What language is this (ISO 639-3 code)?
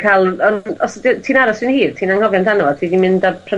cym